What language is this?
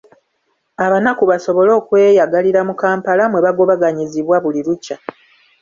Ganda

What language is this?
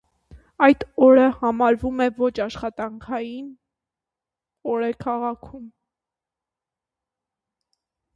Armenian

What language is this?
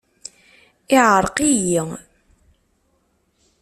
Kabyle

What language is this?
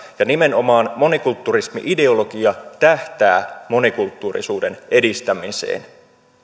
Finnish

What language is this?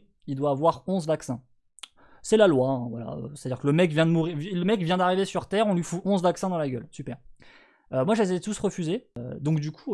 French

